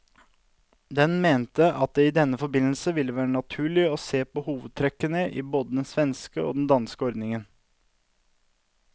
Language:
Norwegian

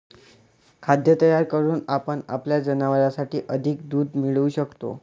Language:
Marathi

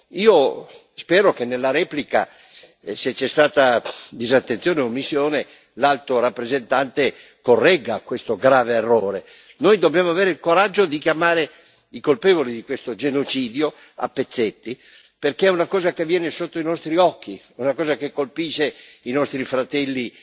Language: Italian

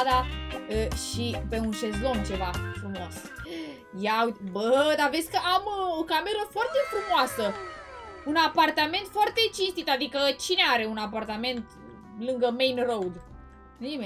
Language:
Romanian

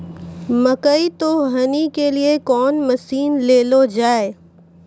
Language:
Maithili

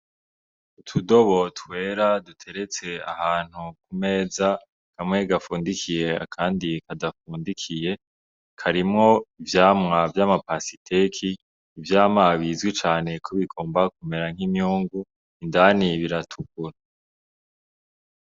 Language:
Rundi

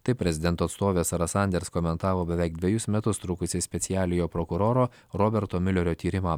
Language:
Lithuanian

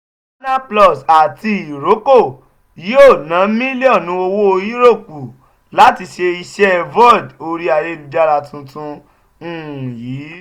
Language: Yoruba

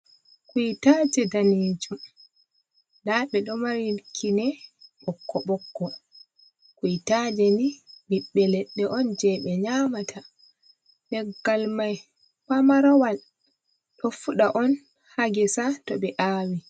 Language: Fula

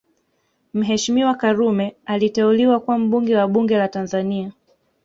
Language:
Swahili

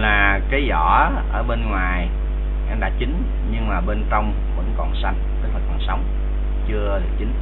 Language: Vietnamese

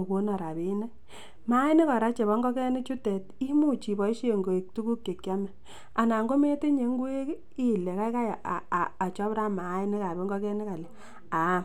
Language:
Kalenjin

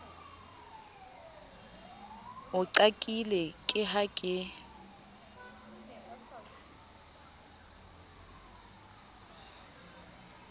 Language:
Southern Sotho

